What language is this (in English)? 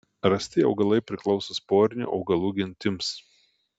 Lithuanian